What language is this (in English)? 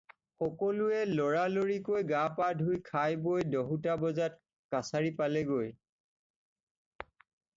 Assamese